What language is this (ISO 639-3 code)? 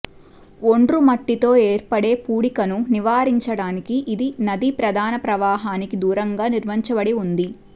tel